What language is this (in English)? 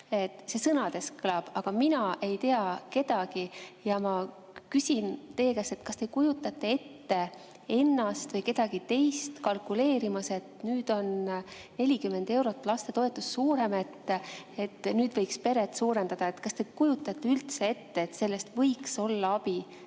Estonian